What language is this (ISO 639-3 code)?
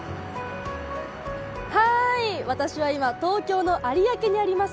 jpn